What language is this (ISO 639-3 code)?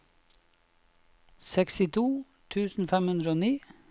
nor